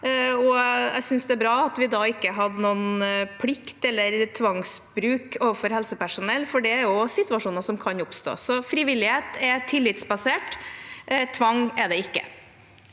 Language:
Norwegian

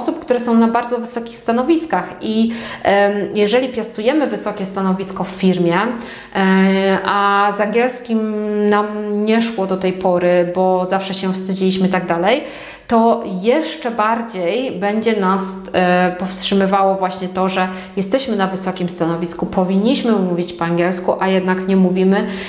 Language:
Polish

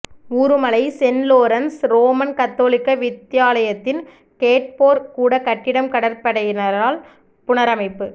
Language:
Tamil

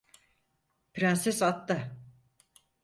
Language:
Turkish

